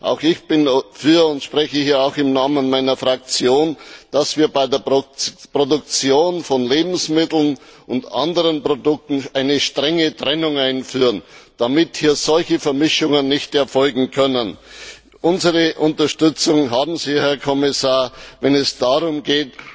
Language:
German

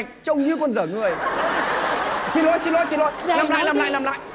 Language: Vietnamese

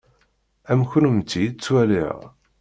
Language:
Kabyle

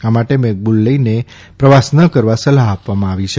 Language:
Gujarati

